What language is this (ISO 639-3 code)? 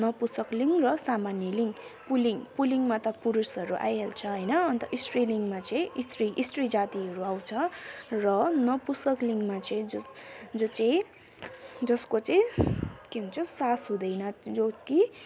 nep